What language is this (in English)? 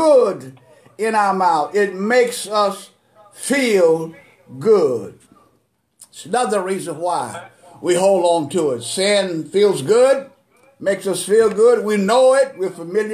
English